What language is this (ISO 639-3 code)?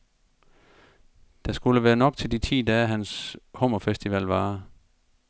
dan